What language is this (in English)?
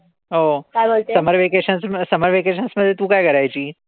Marathi